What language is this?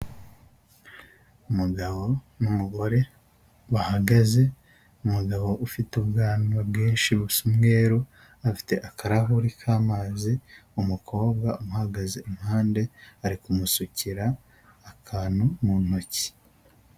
Kinyarwanda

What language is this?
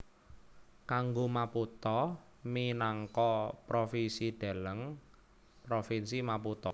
Javanese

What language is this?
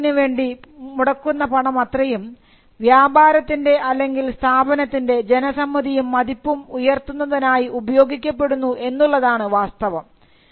Malayalam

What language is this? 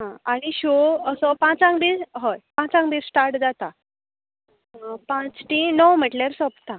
Konkani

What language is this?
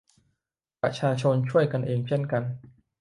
Thai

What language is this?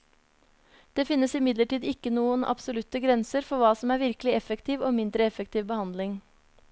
Norwegian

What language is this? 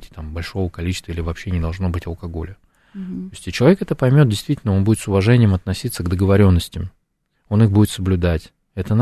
Russian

